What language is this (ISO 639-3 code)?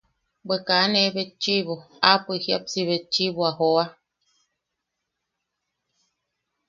yaq